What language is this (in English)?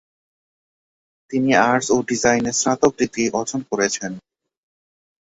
Bangla